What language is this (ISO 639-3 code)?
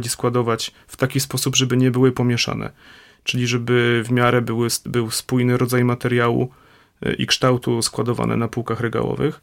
pol